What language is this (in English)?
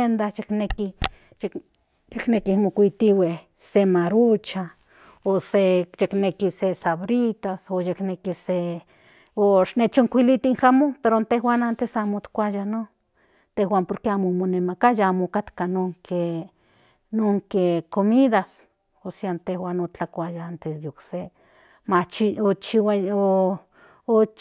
Central Nahuatl